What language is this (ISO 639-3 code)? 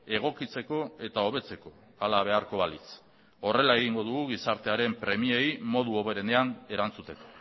eus